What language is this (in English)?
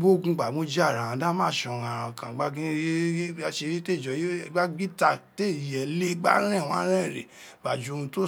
Isekiri